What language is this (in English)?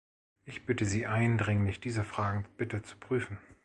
German